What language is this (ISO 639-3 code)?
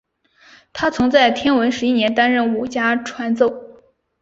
zho